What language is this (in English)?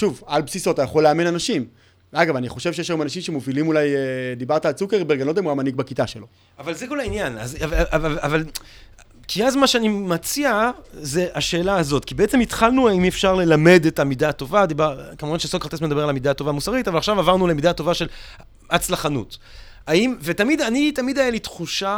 Hebrew